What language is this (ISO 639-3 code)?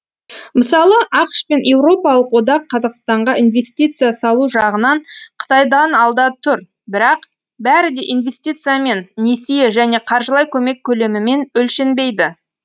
kaz